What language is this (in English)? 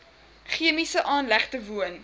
Afrikaans